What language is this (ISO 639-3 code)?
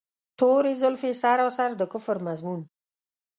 pus